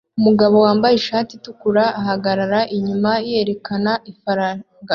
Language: Kinyarwanda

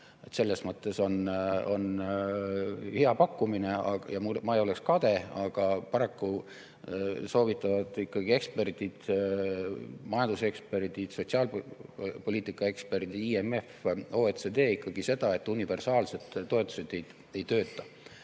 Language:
Estonian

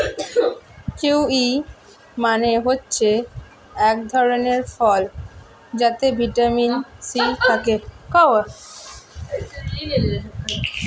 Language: Bangla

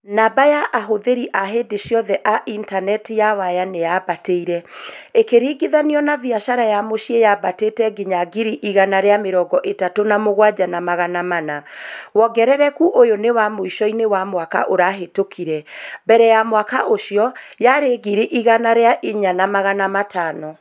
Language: Kikuyu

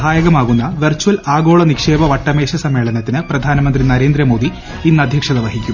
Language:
Malayalam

